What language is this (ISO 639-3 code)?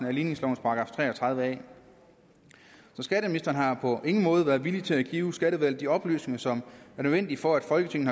dan